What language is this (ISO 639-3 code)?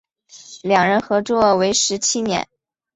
zho